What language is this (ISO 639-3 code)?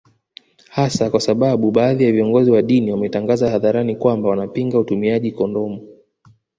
swa